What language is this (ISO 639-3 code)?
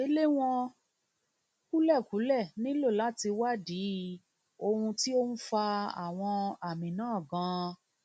yor